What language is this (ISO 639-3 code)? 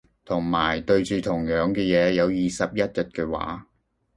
yue